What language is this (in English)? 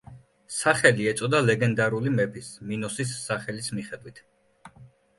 Georgian